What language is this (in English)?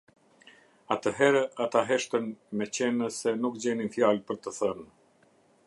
Albanian